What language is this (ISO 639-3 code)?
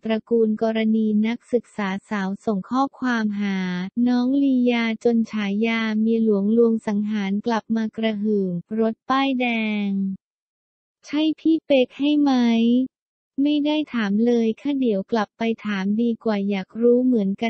tha